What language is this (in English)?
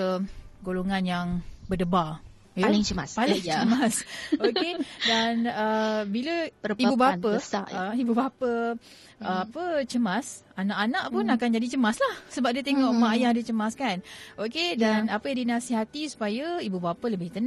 Malay